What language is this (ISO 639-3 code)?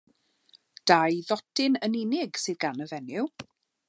cym